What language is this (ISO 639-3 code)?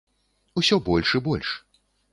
bel